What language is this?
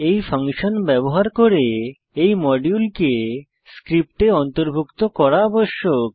Bangla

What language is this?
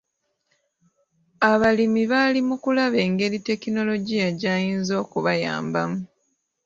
Ganda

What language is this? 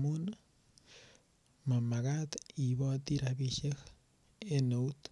Kalenjin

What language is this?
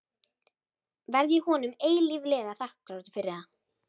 Icelandic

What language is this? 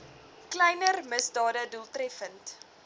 Afrikaans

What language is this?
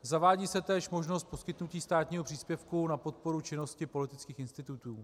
Czech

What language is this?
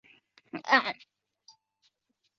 Chinese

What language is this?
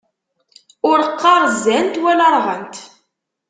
Kabyle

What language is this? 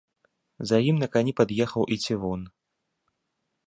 Belarusian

